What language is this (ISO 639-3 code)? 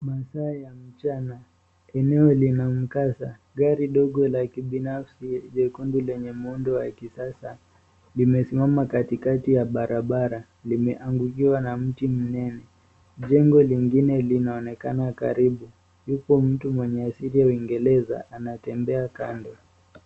swa